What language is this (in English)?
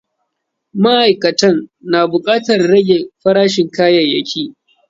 Hausa